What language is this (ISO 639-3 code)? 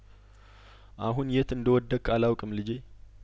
amh